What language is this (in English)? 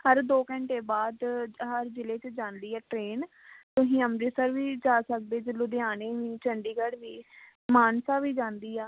Punjabi